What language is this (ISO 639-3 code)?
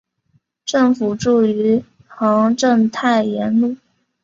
zho